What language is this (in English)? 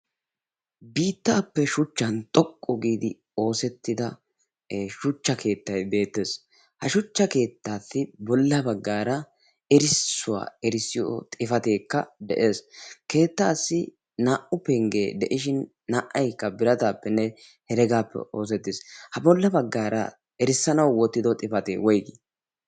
Wolaytta